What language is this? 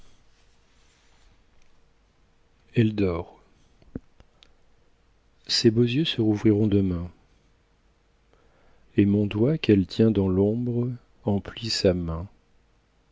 French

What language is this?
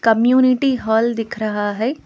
Hindi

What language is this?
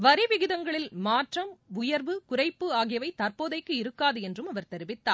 Tamil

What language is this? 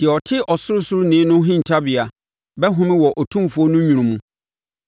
Akan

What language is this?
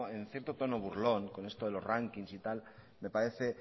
Spanish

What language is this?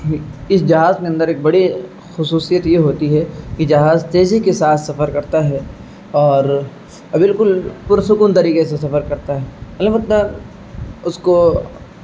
Urdu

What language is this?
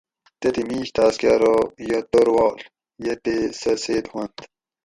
Gawri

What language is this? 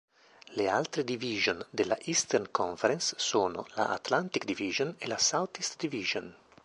Italian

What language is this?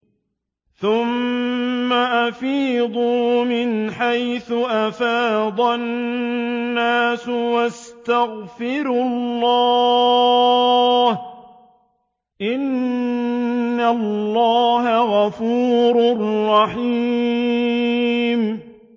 Arabic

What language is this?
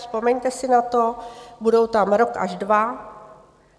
Czech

